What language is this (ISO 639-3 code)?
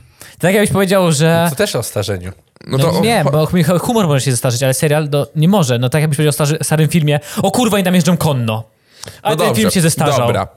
pol